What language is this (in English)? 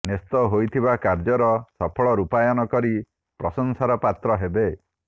Odia